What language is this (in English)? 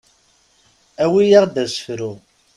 Kabyle